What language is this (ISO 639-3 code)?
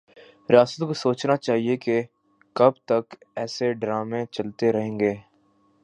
urd